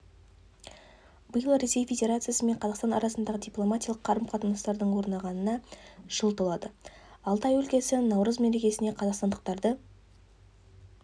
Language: Kazakh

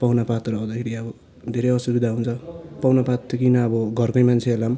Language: Nepali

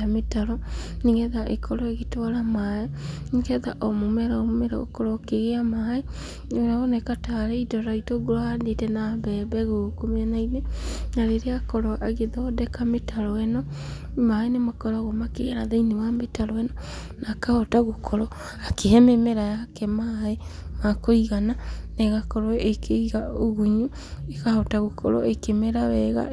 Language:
Kikuyu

